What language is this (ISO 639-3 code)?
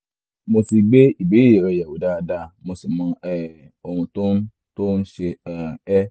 yor